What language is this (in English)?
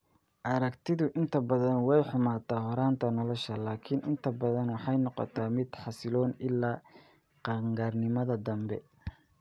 Somali